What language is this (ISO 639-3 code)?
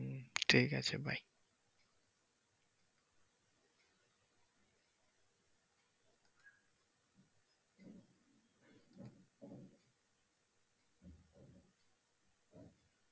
ben